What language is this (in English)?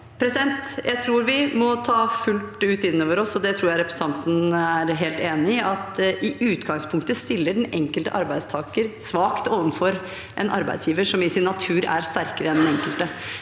Norwegian